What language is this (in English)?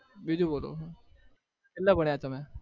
Gujarati